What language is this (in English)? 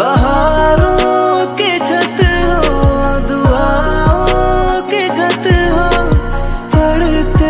Hindi